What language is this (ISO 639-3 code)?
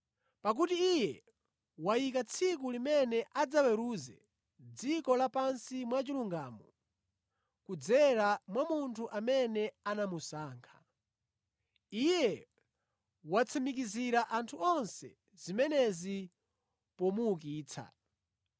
nya